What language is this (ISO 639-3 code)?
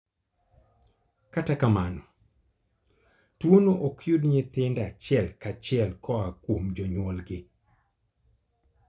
luo